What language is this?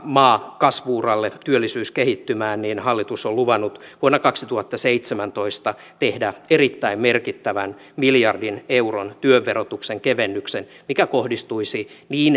Finnish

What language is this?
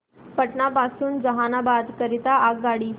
Marathi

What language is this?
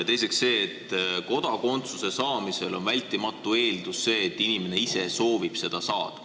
Estonian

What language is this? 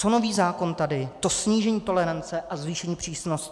Czech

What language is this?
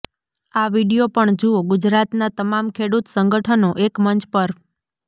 Gujarati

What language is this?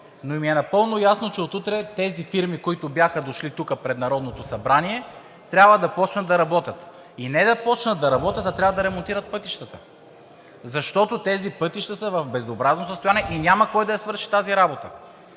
Bulgarian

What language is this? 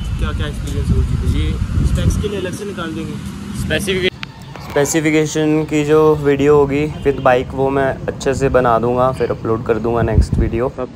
Hindi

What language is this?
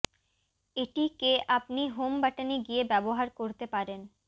Bangla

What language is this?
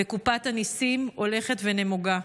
Hebrew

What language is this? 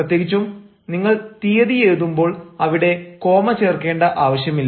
Malayalam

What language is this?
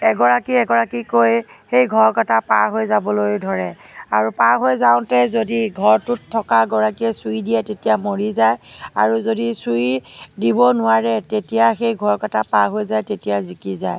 Assamese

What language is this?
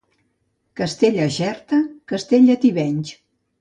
Catalan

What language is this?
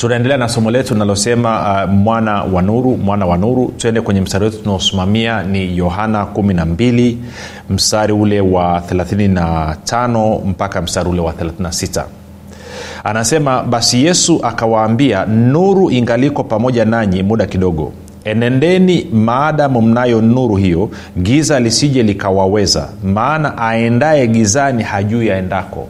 Swahili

